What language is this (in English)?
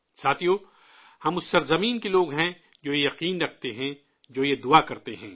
Urdu